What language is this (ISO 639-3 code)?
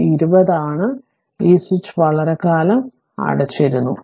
mal